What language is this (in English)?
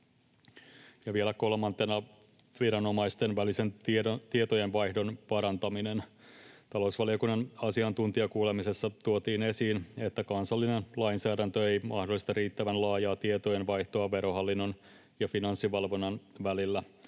Finnish